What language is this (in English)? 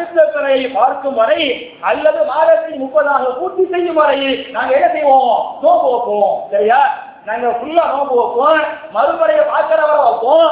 Tamil